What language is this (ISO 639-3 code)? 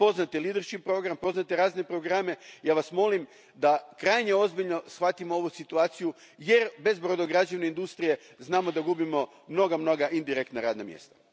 hrv